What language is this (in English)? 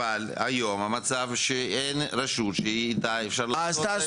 Hebrew